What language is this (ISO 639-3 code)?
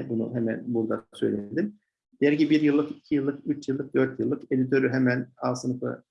tur